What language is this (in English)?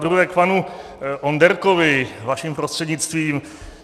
Czech